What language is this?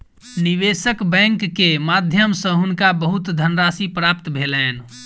Maithili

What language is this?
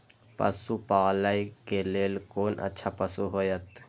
Maithili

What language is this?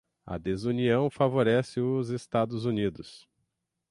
Portuguese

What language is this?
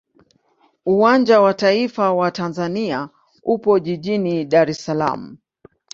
Swahili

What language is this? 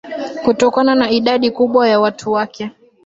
Swahili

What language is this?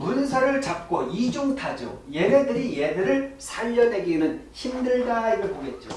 Korean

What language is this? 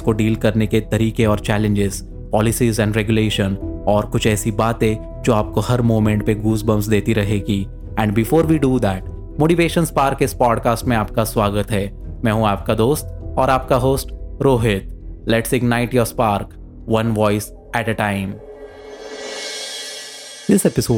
Hindi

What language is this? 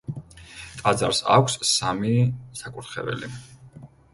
Georgian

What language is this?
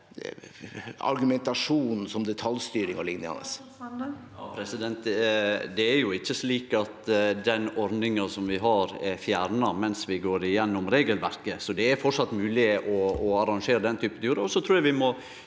Norwegian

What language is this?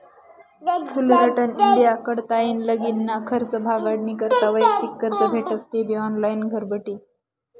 Marathi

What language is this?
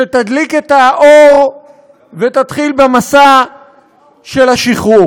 Hebrew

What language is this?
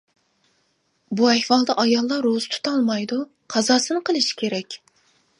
Uyghur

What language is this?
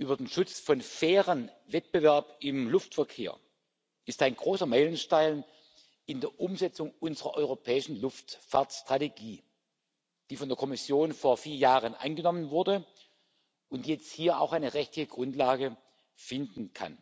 German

